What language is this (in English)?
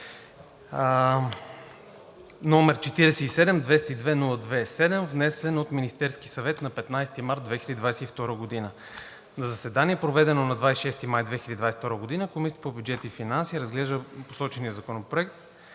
Bulgarian